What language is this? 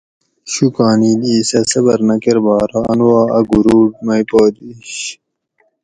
Gawri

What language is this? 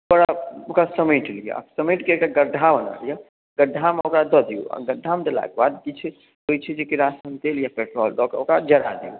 Maithili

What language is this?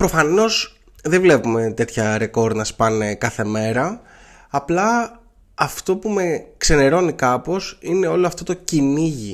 Greek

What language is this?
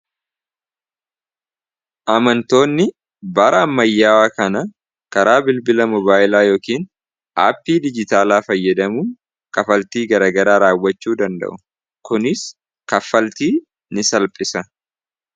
Oromo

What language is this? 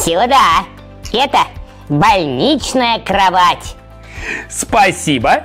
Russian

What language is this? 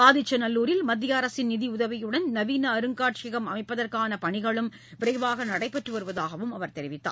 Tamil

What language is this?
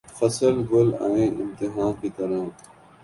Urdu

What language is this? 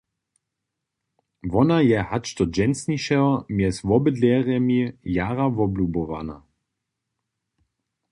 Upper Sorbian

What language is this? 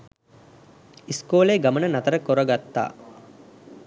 Sinhala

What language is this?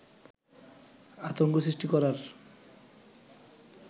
Bangla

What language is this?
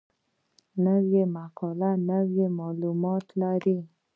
Pashto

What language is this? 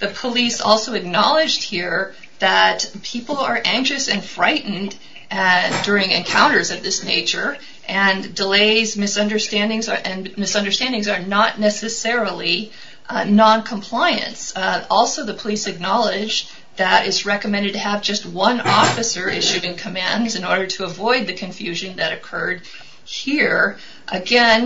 English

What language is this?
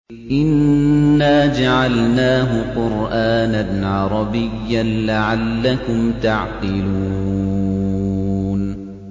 Arabic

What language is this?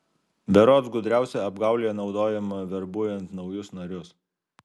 Lithuanian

